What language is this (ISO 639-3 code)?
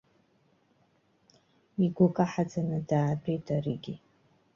abk